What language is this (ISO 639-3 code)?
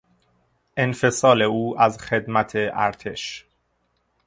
fas